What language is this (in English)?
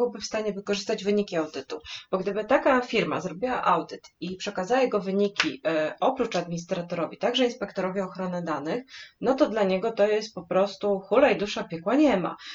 Polish